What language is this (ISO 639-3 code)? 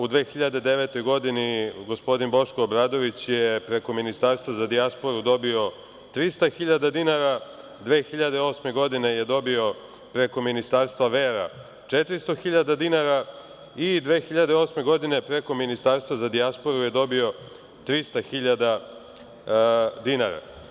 srp